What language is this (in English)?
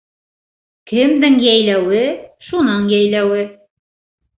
Bashkir